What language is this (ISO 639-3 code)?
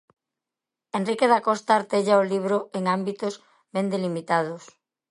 glg